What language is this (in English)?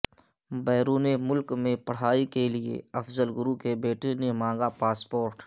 Urdu